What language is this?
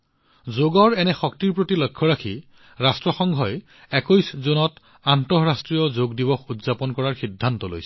Assamese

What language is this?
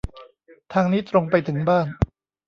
Thai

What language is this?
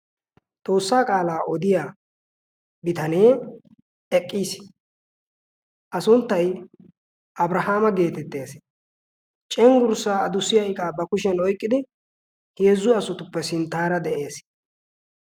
Wolaytta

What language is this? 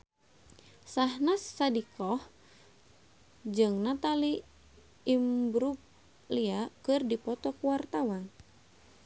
Sundanese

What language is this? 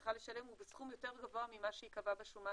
Hebrew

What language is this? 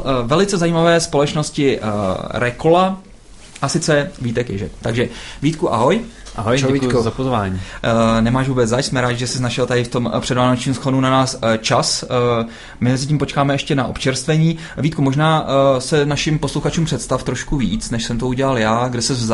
Czech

